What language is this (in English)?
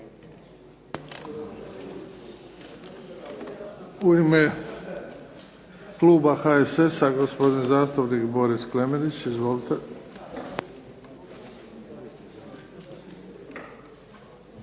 Croatian